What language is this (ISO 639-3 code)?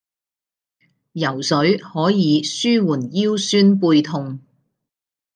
yue